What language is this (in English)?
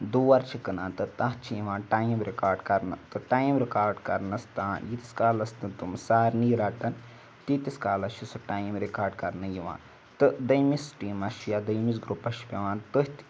Kashmiri